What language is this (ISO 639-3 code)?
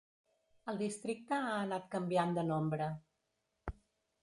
cat